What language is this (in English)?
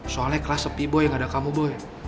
Indonesian